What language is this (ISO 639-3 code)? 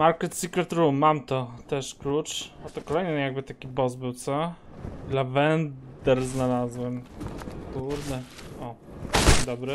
pol